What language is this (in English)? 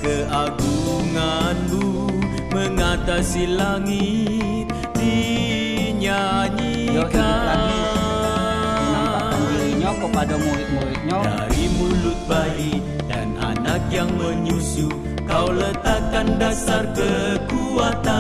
Malay